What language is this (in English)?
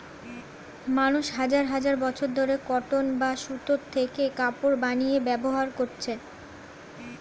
Bangla